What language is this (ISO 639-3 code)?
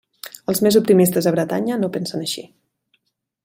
cat